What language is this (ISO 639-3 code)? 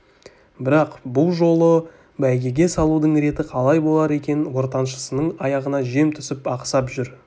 kaz